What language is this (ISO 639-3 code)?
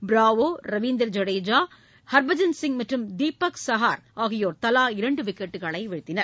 tam